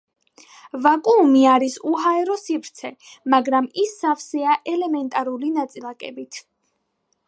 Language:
Georgian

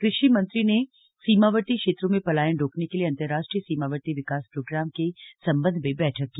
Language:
Hindi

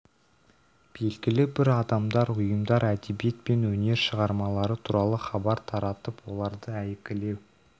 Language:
Kazakh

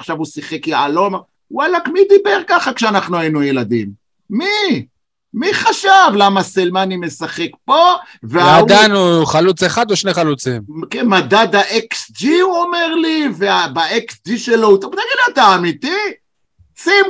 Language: Hebrew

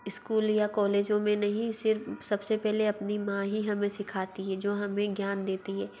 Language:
Hindi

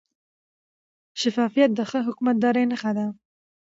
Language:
Pashto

